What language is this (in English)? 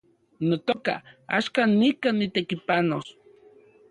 Central Puebla Nahuatl